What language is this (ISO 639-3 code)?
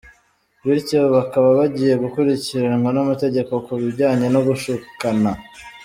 kin